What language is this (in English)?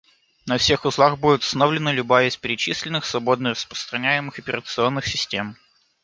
Russian